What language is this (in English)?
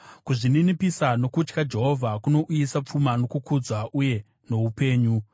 Shona